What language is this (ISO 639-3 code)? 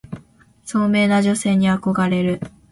jpn